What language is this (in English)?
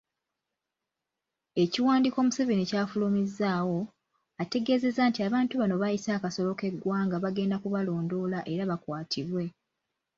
Ganda